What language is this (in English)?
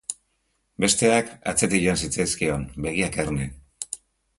Basque